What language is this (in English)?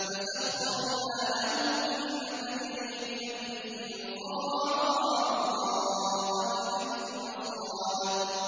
Arabic